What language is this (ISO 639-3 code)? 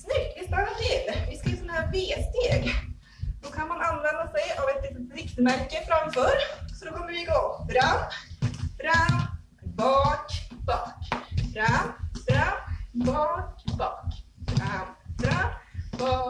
swe